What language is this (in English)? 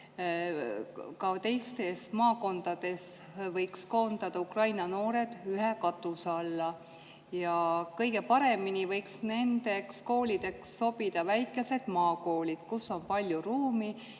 Estonian